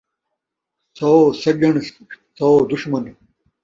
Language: Saraiki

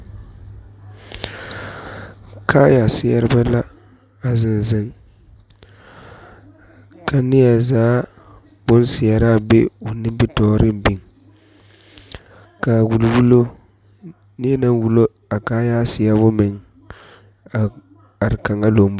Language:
Southern Dagaare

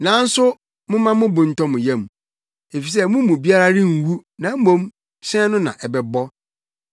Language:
Akan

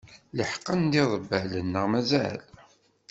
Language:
Kabyle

